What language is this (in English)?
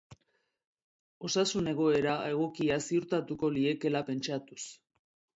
Basque